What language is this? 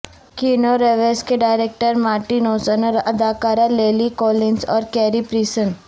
Urdu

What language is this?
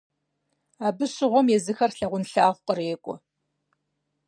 Kabardian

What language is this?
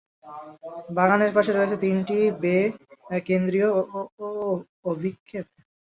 Bangla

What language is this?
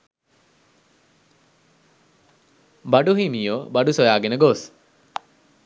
Sinhala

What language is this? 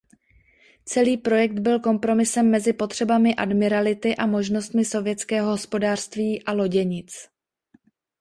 Czech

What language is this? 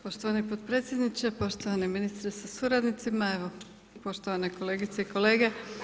Croatian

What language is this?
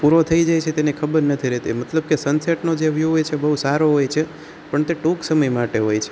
Gujarati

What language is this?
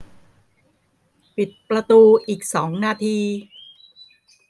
Thai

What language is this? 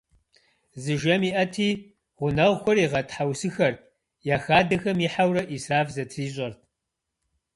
Kabardian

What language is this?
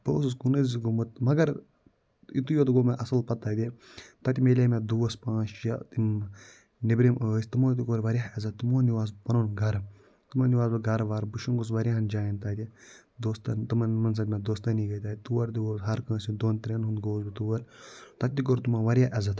Kashmiri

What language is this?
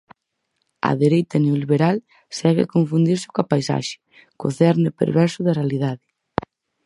Galician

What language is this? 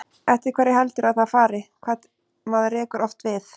Icelandic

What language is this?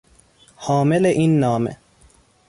Persian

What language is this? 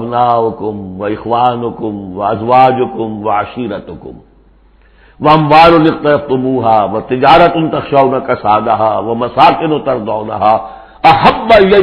Arabic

